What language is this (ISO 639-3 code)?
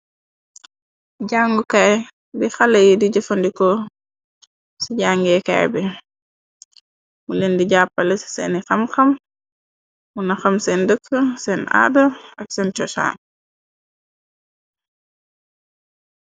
wol